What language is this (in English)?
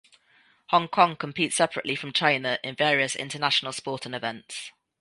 English